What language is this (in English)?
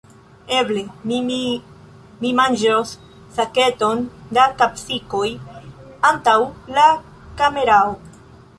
Esperanto